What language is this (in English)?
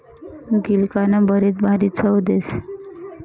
Marathi